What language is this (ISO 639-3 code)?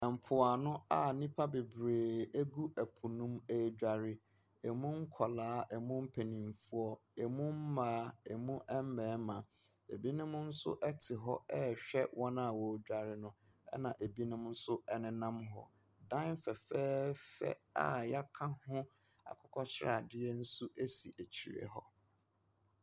aka